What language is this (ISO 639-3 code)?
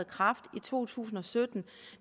dan